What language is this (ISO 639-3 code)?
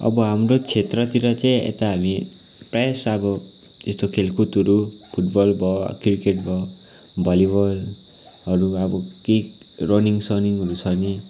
nep